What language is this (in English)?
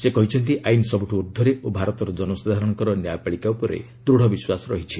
Odia